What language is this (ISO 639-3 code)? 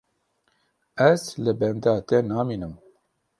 kur